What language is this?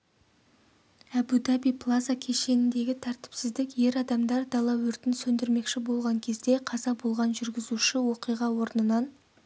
Kazakh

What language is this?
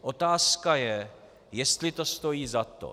Czech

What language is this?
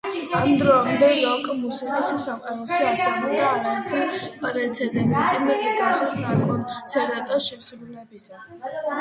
Georgian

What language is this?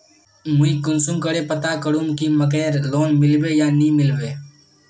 Magahi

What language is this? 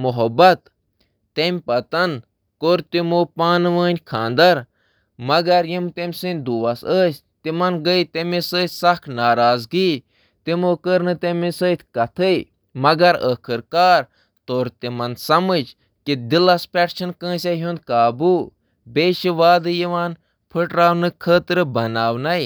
Kashmiri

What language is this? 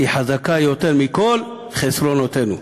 Hebrew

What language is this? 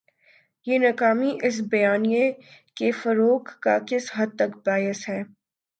Urdu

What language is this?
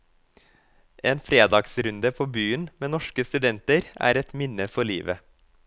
Norwegian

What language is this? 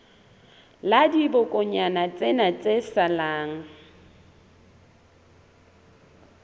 Southern Sotho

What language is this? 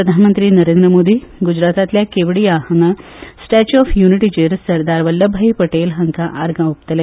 Konkani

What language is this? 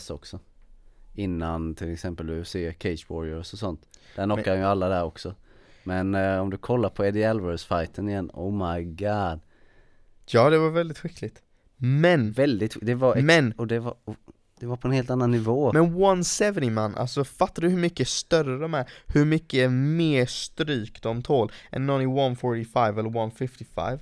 Swedish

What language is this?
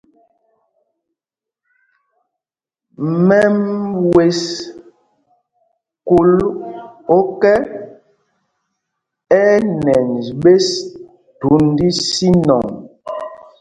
Mpumpong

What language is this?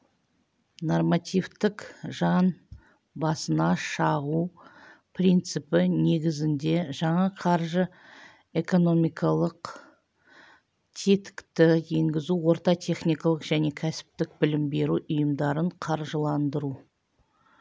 Kazakh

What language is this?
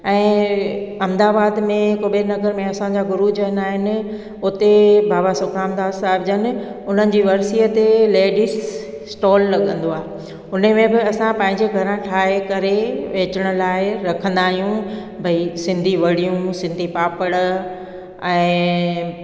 Sindhi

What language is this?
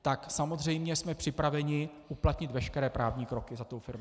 Czech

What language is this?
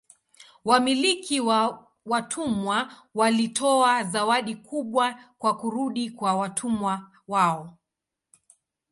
Swahili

